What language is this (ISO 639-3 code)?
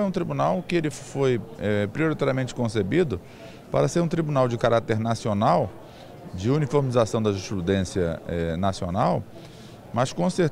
por